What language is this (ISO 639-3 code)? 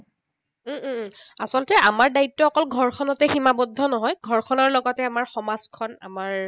asm